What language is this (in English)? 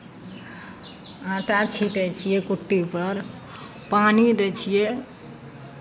Maithili